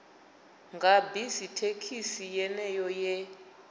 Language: Venda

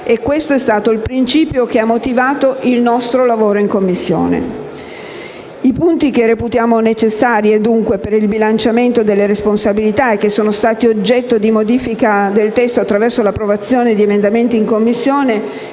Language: Italian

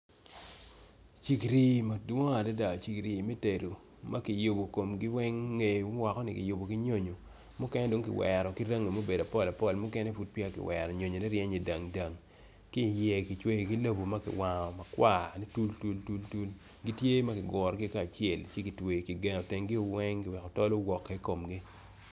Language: Acoli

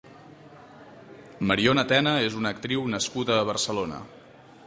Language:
Catalan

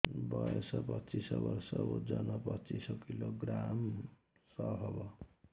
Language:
Odia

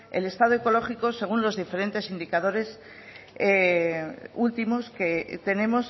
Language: Spanish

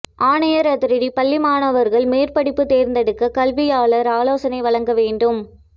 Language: Tamil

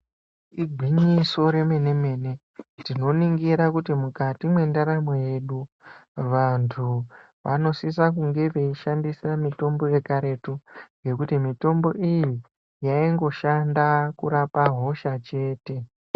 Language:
Ndau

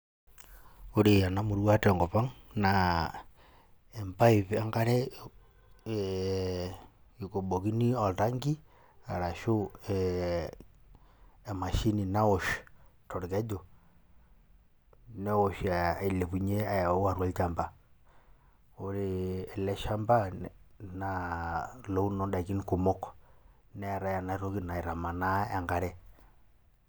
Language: Masai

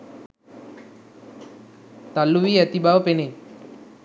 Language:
Sinhala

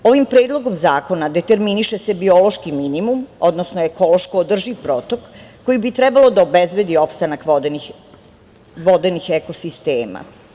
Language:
Serbian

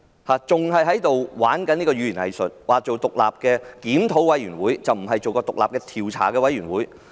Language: Cantonese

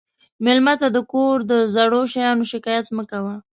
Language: Pashto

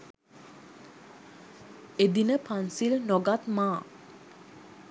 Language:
Sinhala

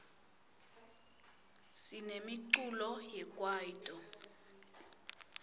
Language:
Swati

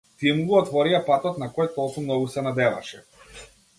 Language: Macedonian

